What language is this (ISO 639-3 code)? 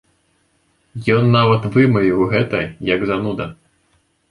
bel